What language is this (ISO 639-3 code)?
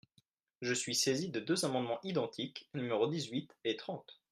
fra